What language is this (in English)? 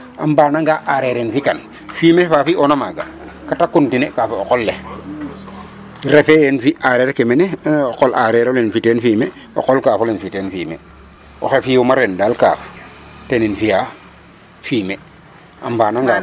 Serer